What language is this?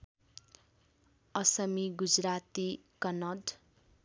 Nepali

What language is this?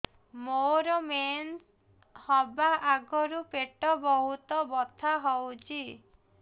Odia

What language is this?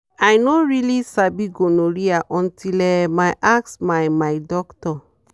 Nigerian Pidgin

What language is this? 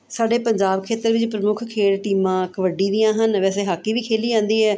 Punjabi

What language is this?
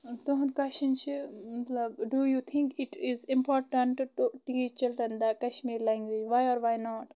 Kashmiri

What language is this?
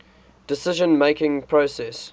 English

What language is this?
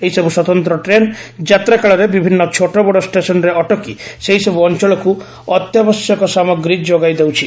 Odia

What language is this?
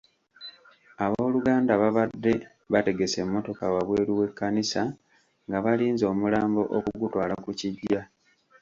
Ganda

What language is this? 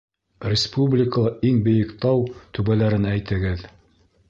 Bashkir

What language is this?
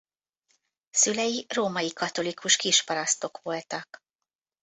Hungarian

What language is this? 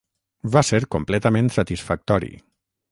Catalan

